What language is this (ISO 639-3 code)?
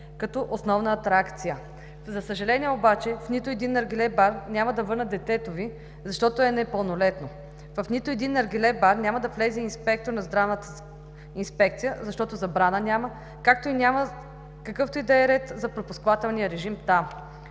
bul